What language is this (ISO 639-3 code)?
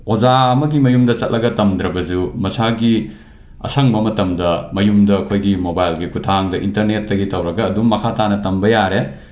mni